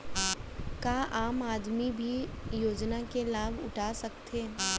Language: Chhattisgarhi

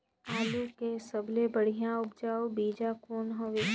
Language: Chhattisgarhi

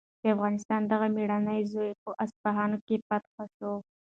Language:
Pashto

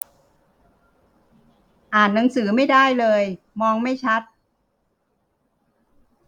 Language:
Thai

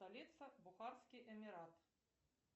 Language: Russian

